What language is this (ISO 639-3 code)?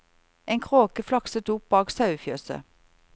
nor